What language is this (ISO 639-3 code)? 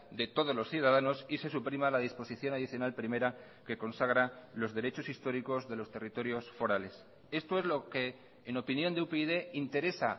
spa